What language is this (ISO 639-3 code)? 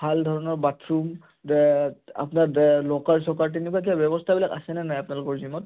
asm